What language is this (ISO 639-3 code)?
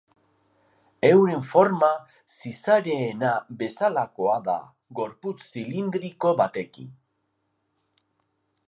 eus